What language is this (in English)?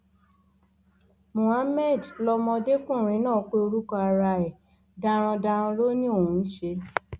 Yoruba